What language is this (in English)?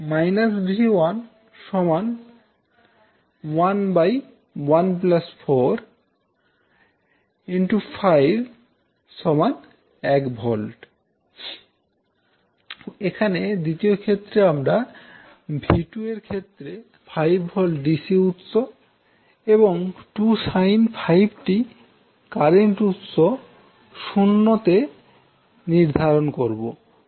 Bangla